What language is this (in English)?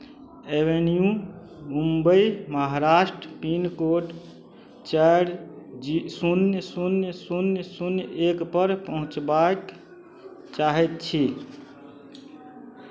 Maithili